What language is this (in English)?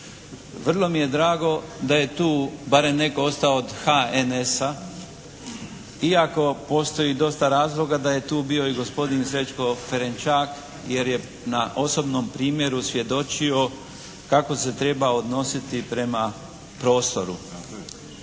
Croatian